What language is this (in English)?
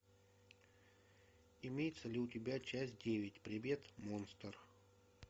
Russian